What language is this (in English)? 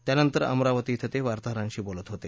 Marathi